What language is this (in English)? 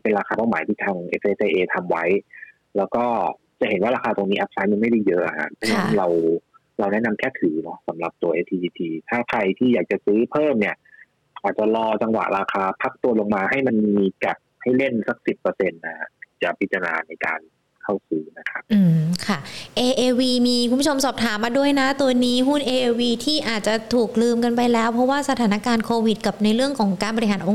Thai